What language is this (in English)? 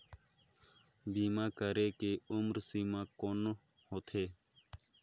Chhattisgarhi